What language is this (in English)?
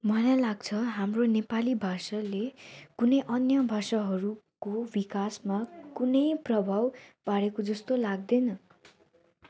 Nepali